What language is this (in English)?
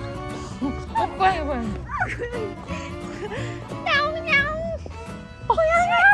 Korean